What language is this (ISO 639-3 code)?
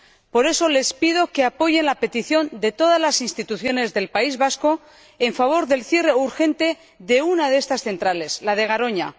spa